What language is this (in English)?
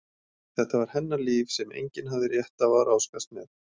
Icelandic